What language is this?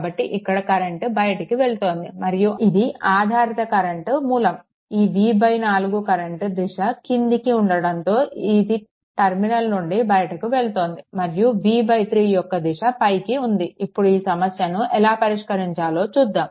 Telugu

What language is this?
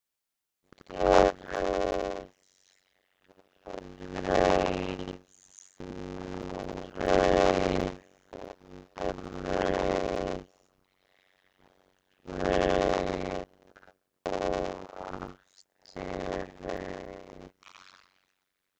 Icelandic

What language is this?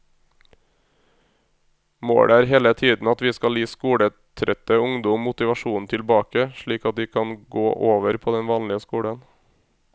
Norwegian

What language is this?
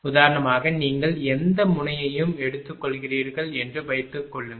Tamil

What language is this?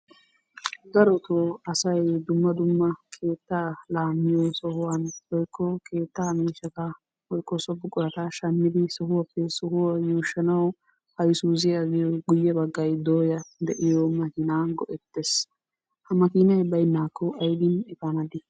Wolaytta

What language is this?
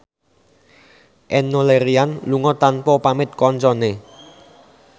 Javanese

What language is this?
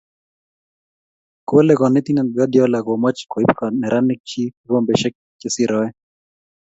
Kalenjin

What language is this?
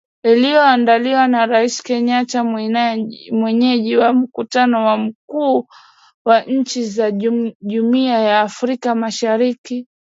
Swahili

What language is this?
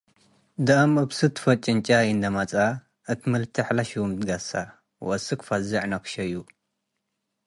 Tigre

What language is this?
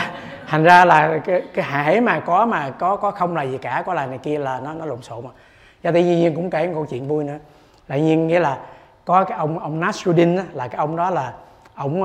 Vietnamese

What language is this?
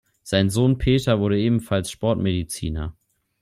German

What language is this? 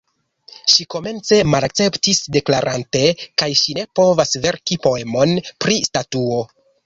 Esperanto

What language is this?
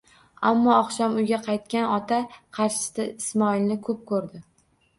Uzbek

